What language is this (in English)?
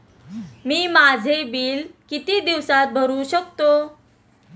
Marathi